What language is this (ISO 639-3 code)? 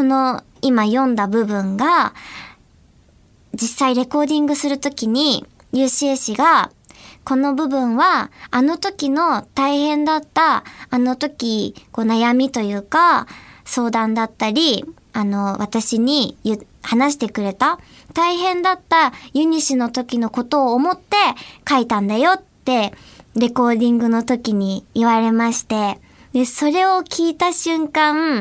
jpn